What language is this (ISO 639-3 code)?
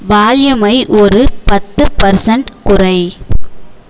tam